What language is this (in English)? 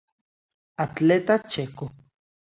Galician